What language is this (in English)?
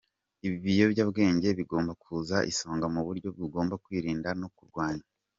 Kinyarwanda